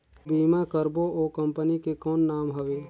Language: Chhattisgarhi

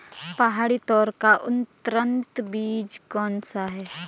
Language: Hindi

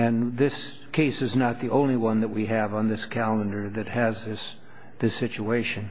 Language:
English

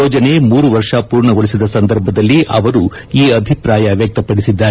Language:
Kannada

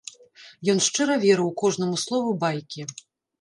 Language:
Belarusian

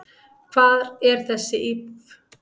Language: Icelandic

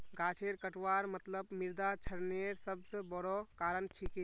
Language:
Magahi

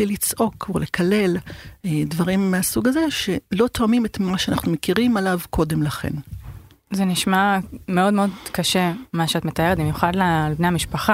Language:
Hebrew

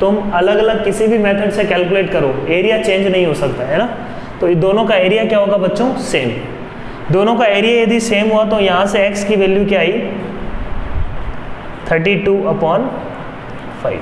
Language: Hindi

